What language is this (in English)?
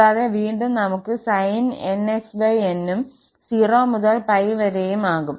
Malayalam